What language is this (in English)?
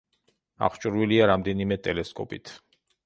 Georgian